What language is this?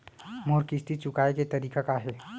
Chhattisgarhi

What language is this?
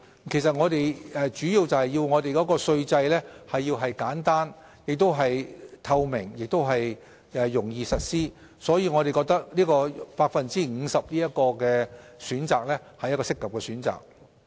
Cantonese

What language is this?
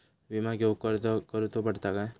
Marathi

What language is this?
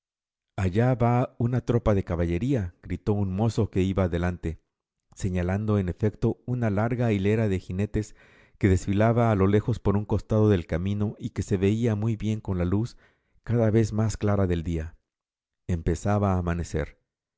Spanish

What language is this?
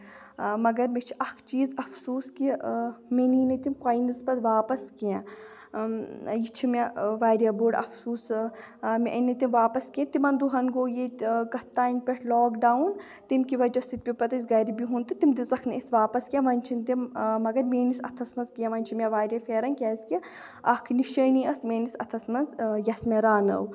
Kashmiri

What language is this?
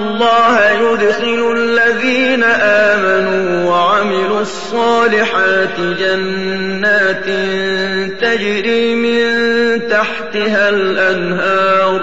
Arabic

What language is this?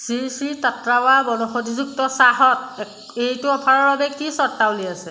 Assamese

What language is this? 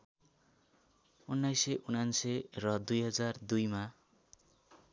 Nepali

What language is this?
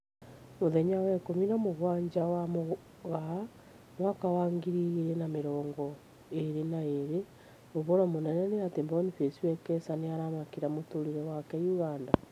Kikuyu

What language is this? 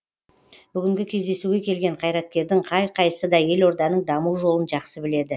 Kazakh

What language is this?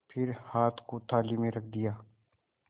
Hindi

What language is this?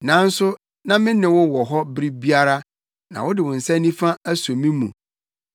Akan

